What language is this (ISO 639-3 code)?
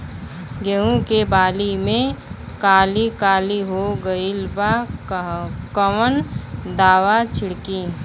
bho